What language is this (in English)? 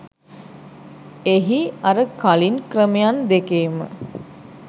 Sinhala